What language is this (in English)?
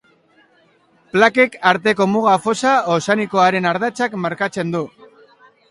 Basque